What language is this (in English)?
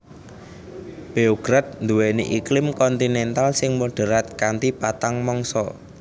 Javanese